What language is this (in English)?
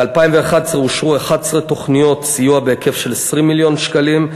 Hebrew